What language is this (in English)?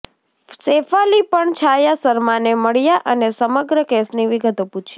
Gujarati